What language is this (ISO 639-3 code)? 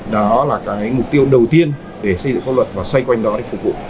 vie